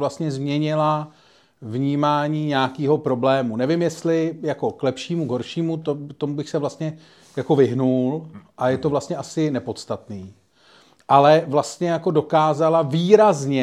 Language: Czech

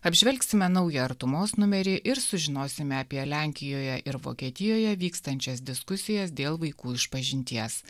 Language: Lithuanian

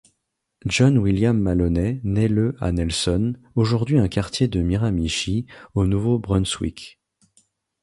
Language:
French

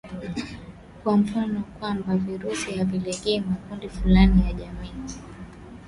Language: Swahili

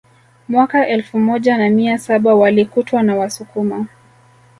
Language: Swahili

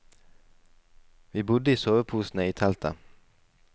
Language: Norwegian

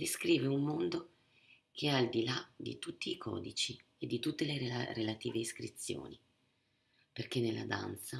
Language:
Italian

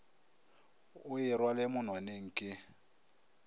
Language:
Northern Sotho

